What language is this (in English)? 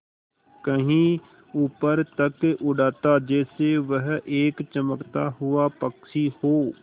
Hindi